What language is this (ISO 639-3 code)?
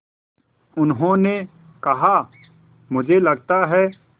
hin